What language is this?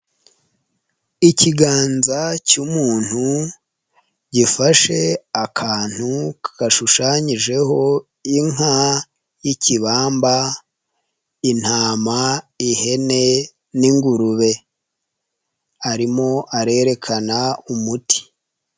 Kinyarwanda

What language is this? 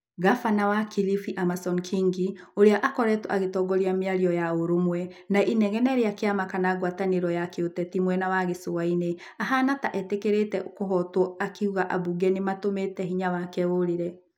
Kikuyu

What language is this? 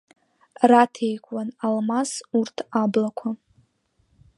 Abkhazian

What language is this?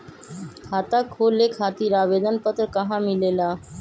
Magahi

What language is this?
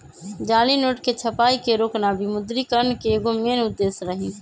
Magahi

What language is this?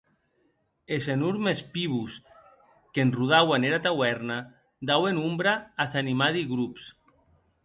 Occitan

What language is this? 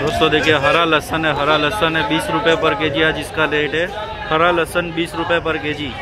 Hindi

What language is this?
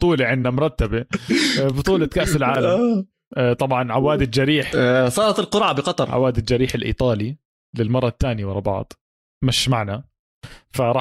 Arabic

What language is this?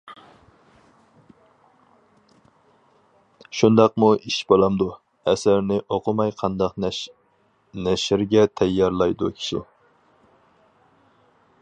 Uyghur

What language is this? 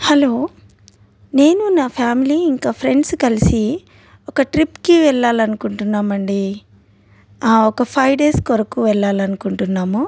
Telugu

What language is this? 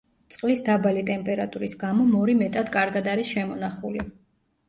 Georgian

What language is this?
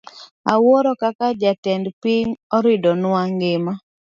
Luo (Kenya and Tanzania)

